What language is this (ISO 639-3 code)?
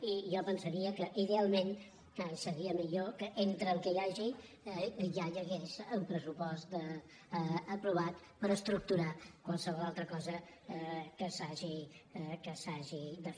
cat